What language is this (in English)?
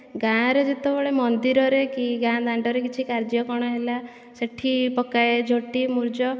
Odia